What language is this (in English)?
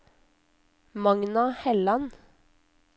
Norwegian